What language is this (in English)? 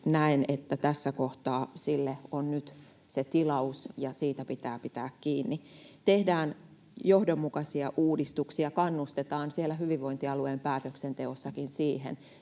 Finnish